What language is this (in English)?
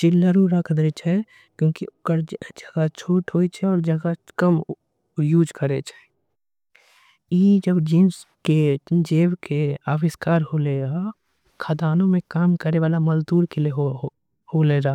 Angika